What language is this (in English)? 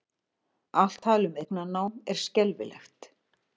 Icelandic